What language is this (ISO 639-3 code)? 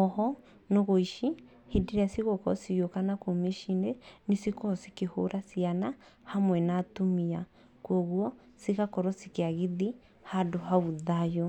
kik